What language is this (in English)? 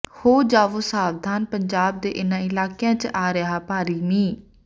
Punjabi